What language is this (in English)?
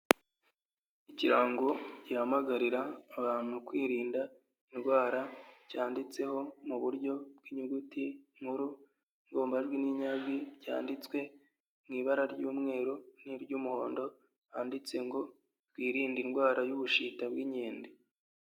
Kinyarwanda